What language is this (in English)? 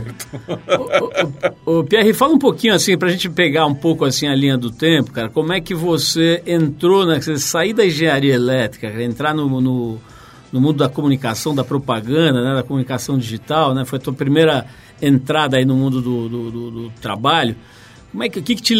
Portuguese